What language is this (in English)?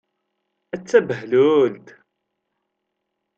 Kabyle